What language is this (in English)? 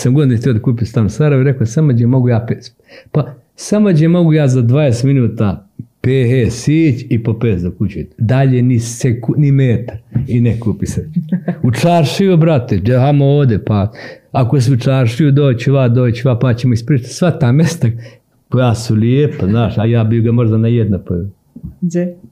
Croatian